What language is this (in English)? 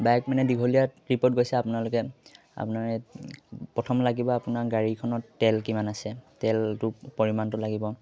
Assamese